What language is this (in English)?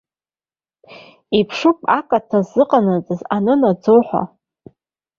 Abkhazian